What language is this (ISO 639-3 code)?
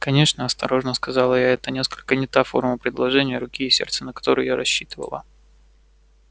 rus